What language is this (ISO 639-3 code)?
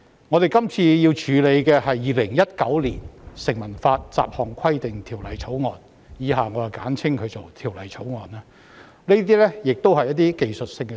yue